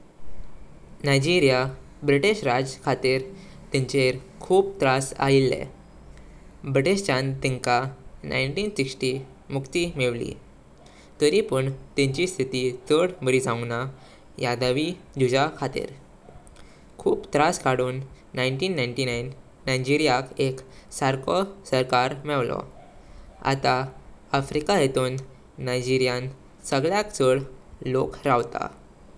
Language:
Konkani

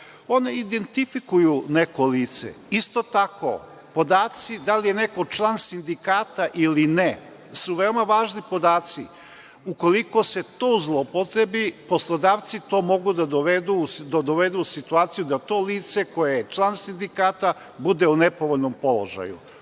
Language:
Serbian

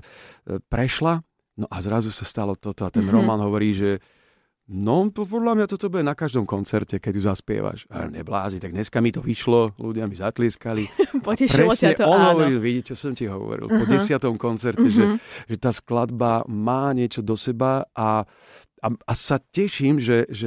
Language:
Slovak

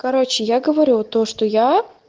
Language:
Russian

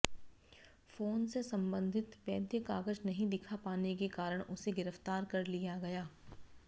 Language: Hindi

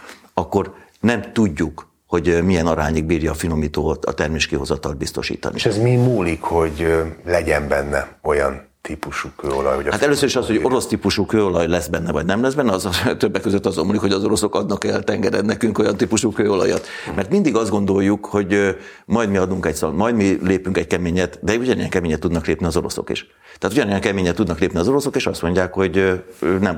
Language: Hungarian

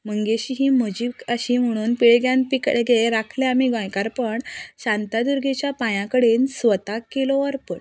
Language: Konkani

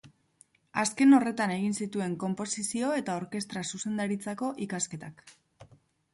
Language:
Basque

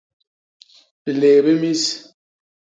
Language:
Basaa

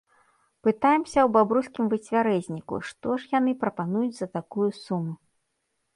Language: Belarusian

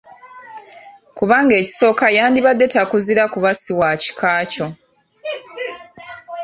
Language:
Ganda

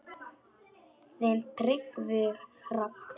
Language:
Icelandic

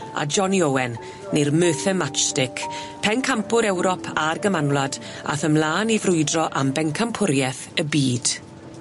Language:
Welsh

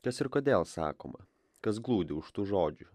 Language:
Lithuanian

